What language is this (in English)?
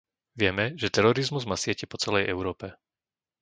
Slovak